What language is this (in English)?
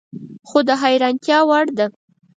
Pashto